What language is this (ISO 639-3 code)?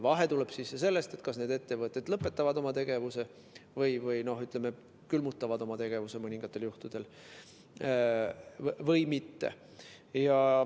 est